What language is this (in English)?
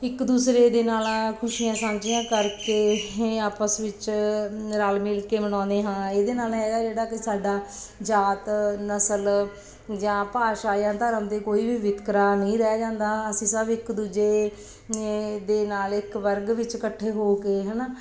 Punjabi